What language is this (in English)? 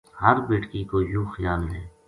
Gujari